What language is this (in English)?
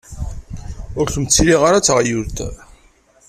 Kabyle